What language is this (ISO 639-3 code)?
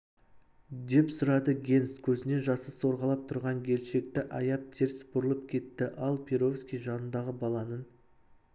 kaz